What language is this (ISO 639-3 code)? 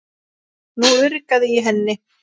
isl